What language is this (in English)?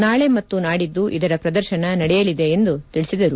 Kannada